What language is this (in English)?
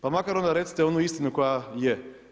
Croatian